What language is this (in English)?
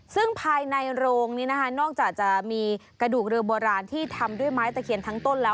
Thai